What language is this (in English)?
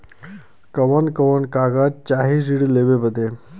Bhojpuri